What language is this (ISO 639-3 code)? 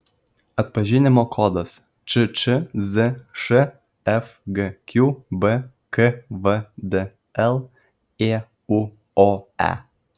lit